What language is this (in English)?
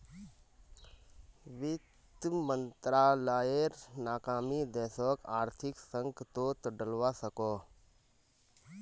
Magahi